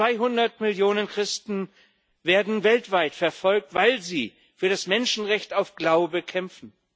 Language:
German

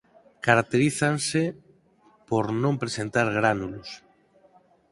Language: Galician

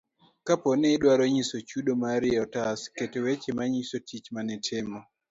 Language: Luo (Kenya and Tanzania)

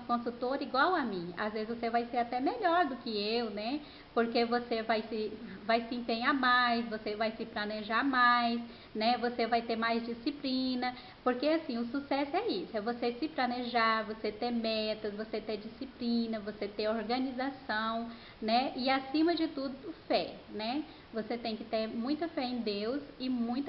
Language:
Portuguese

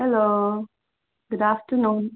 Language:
Nepali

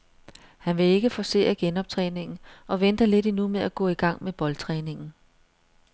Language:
Danish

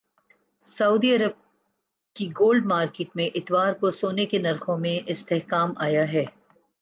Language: Urdu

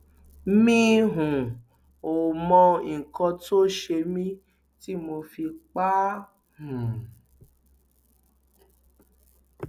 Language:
Yoruba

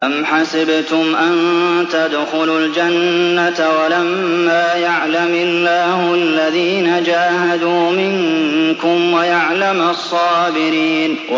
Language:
Arabic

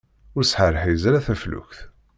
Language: Kabyle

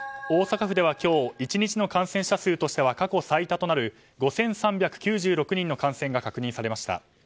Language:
Japanese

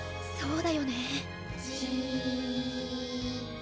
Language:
Japanese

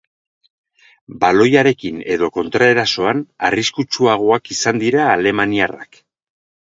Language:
Basque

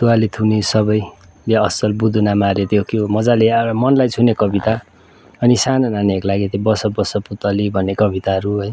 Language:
Nepali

